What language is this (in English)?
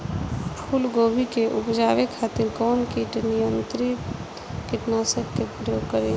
Bhojpuri